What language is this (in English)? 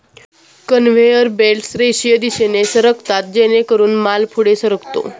Marathi